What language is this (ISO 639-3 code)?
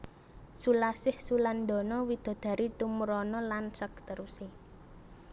jav